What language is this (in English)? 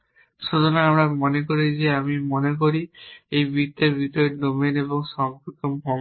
Bangla